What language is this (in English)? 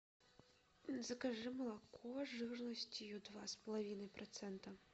Russian